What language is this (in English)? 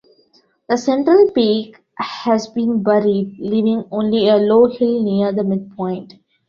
English